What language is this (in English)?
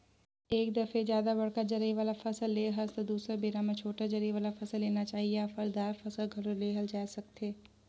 Chhattisgarhi